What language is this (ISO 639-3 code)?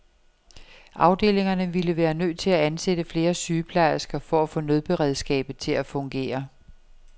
dan